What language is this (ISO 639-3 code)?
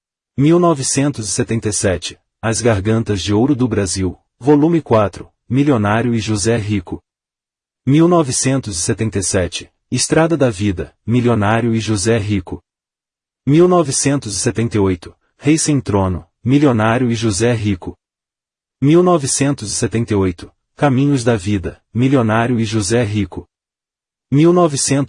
por